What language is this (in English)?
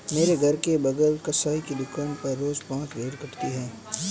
Hindi